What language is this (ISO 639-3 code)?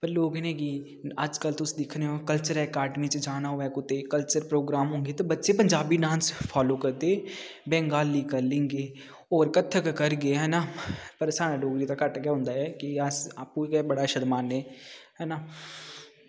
doi